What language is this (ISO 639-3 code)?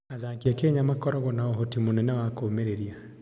kik